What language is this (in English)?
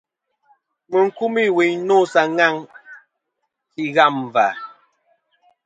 Kom